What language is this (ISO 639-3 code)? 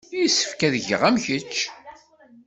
kab